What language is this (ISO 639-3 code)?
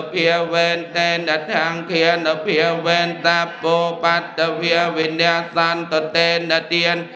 ind